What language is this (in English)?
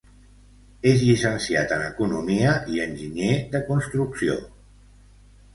Catalan